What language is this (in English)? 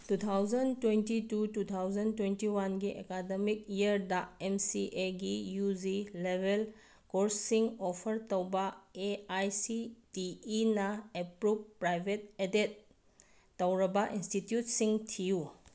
Manipuri